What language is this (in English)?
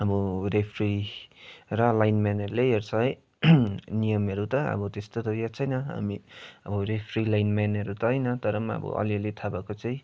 Nepali